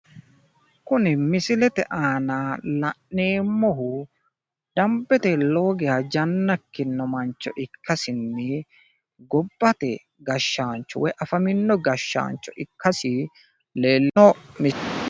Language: Sidamo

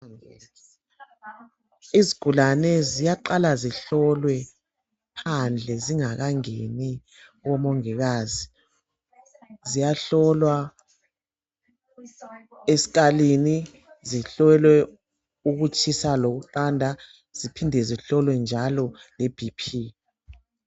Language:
North Ndebele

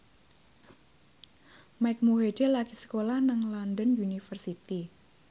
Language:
Javanese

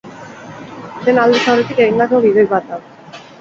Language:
Basque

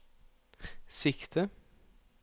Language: Norwegian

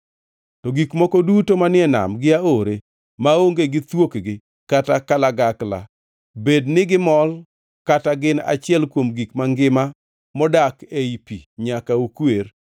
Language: Luo (Kenya and Tanzania)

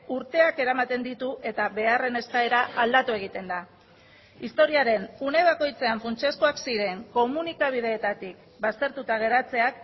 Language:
Basque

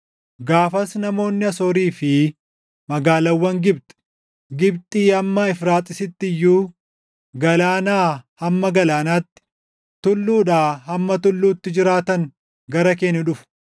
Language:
Oromo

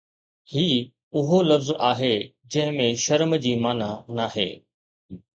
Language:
Sindhi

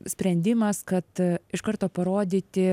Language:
Lithuanian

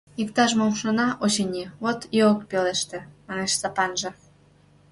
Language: Mari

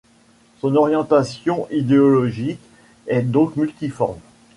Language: French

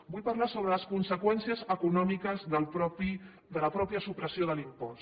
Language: Catalan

